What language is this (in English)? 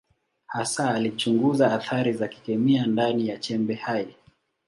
Swahili